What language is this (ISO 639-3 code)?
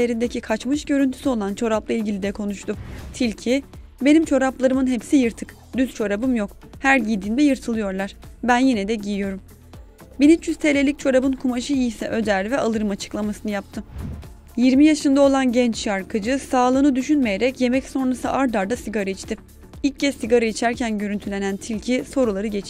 tur